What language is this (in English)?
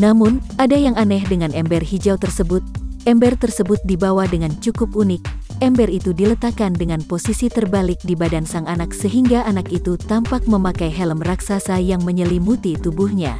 Indonesian